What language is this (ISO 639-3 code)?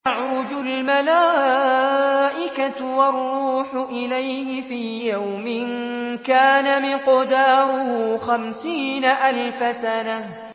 ara